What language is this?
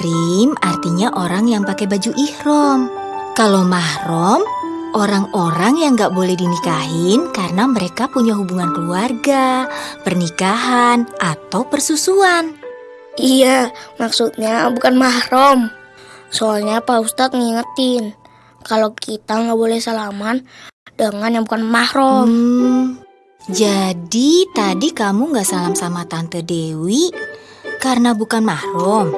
Indonesian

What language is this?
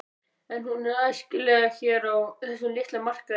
Icelandic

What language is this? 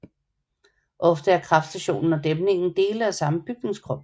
Danish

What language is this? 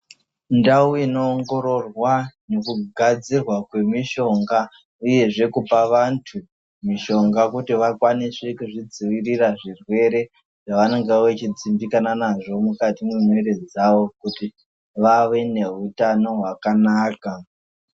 Ndau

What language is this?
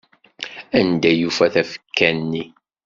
Kabyle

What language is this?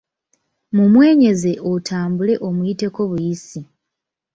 Ganda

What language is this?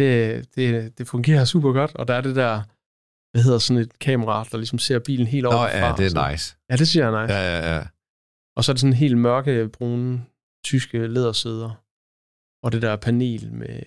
Danish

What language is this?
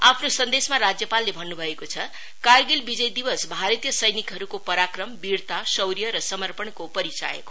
Nepali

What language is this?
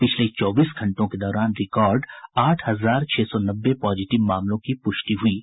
Hindi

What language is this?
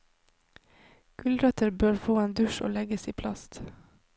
Norwegian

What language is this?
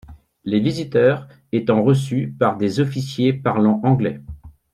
French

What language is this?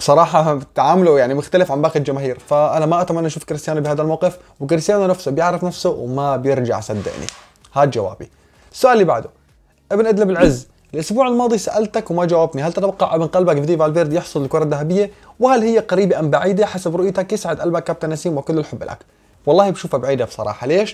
Arabic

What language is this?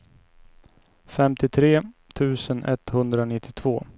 Swedish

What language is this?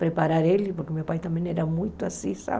Portuguese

